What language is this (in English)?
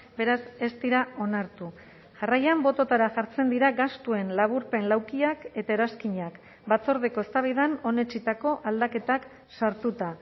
Basque